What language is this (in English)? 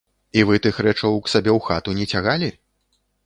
Belarusian